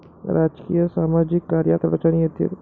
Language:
Marathi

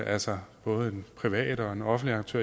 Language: Danish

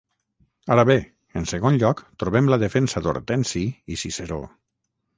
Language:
Catalan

